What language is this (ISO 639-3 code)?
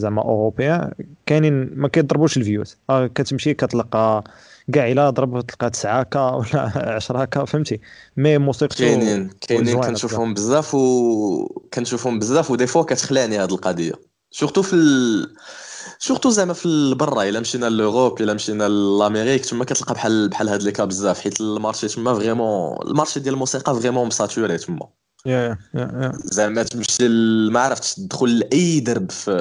ara